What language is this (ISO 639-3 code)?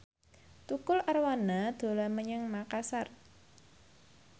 jav